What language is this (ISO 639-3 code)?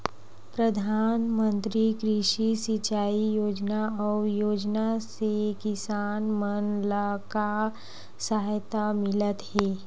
hne